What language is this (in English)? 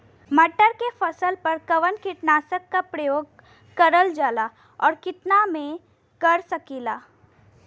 Bhojpuri